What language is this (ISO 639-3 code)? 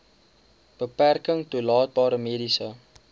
afr